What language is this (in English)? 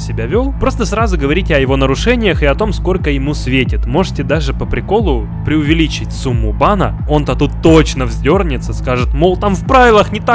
Russian